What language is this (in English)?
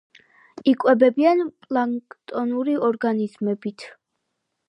Georgian